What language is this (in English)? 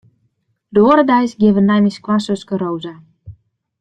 Western Frisian